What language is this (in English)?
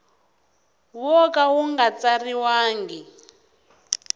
Tsonga